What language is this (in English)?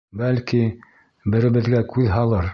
Bashkir